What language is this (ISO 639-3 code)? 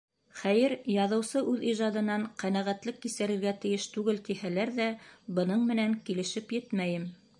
bak